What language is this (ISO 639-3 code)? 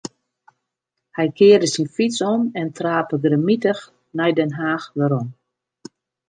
fry